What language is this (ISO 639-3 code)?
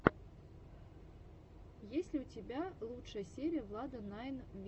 rus